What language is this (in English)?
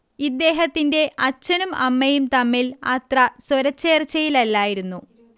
Malayalam